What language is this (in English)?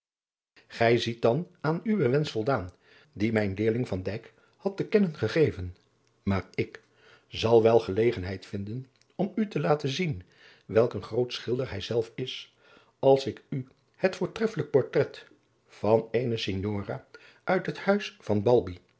Dutch